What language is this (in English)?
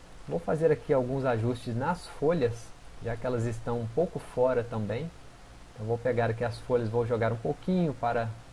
Portuguese